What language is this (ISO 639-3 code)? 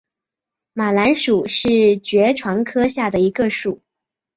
zho